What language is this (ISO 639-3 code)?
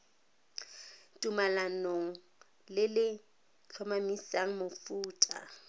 tsn